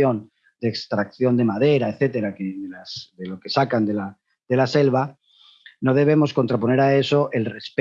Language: Spanish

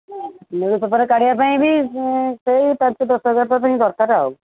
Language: Odia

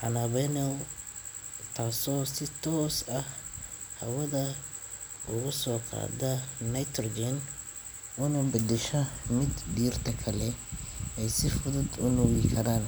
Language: Somali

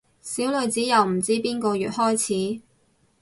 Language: Cantonese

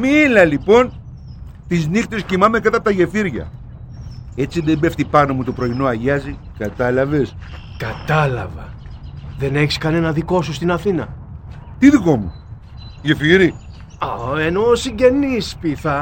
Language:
Greek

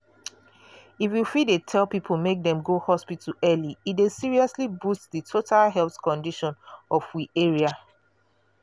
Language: Nigerian Pidgin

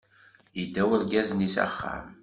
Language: Kabyle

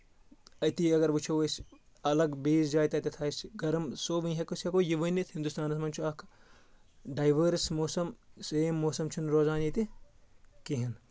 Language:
Kashmiri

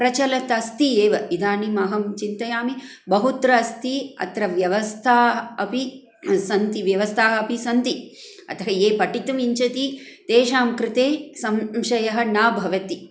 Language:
Sanskrit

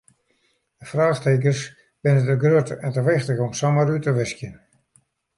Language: Western Frisian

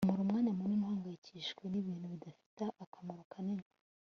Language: Kinyarwanda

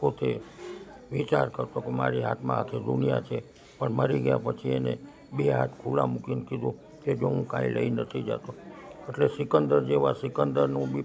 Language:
Gujarati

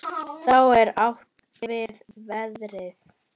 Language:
Icelandic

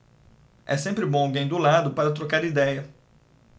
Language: Portuguese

